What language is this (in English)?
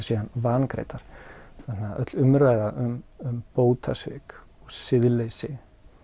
Icelandic